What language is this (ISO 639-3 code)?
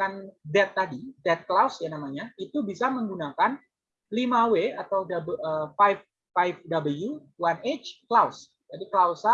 ind